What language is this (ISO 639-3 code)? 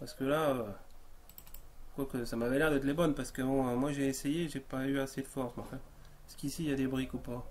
fra